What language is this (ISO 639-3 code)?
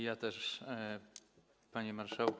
pol